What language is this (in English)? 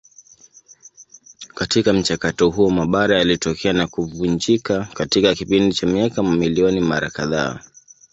Swahili